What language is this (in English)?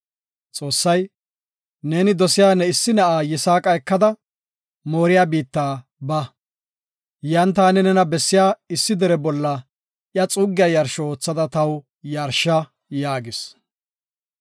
Gofa